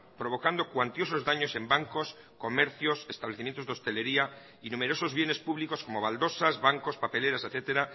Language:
Spanish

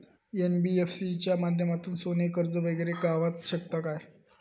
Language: Marathi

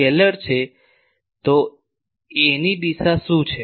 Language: Gujarati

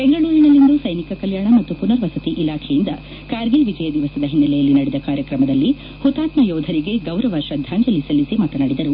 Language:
Kannada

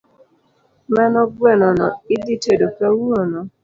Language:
Luo (Kenya and Tanzania)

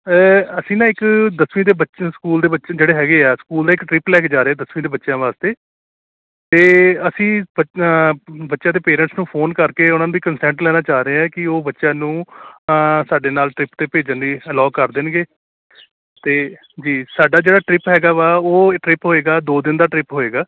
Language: Punjabi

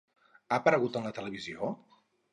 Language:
Catalan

